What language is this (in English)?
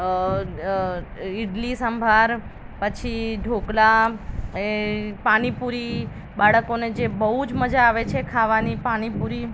Gujarati